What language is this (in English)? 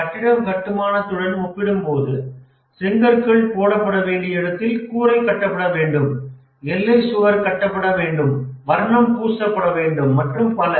Tamil